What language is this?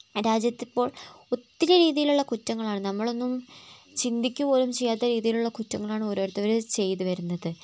Malayalam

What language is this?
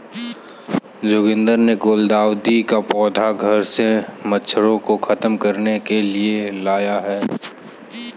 Hindi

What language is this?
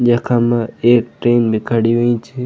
Garhwali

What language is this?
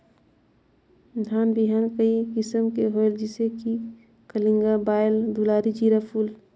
Chhattisgarhi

